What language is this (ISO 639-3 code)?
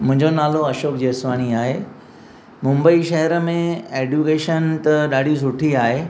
snd